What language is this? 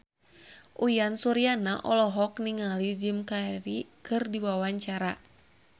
Sundanese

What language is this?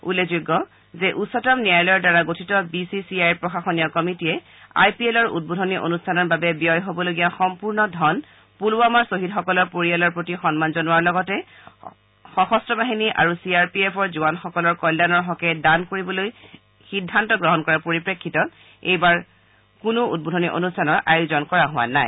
Assamese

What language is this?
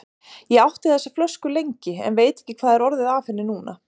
Icelandic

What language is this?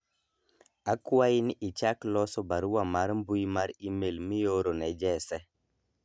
Luo (Kenya and Tanzania)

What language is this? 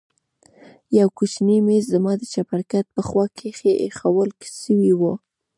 Pashto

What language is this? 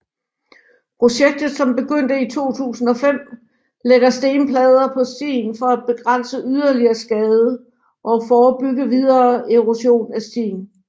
Danish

